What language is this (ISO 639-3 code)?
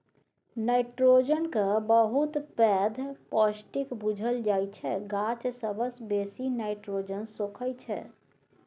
mai